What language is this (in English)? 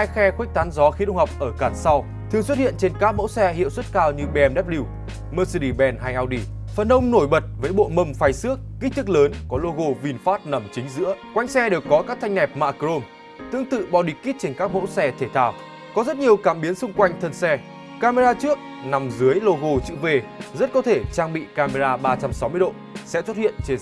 Vietnamese